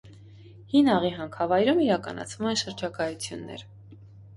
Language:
Armenian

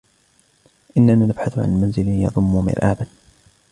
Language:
Arabic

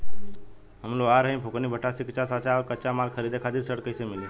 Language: Bhojpuri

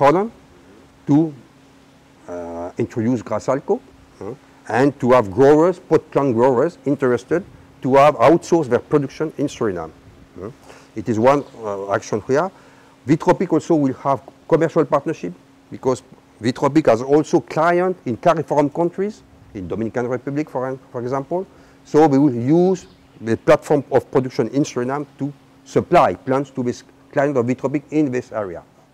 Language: Dutch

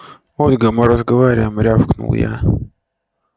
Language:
Russian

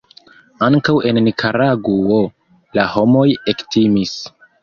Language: Esperanto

